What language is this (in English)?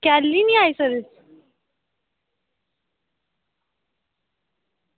Dogri